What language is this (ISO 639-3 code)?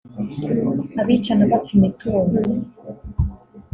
kin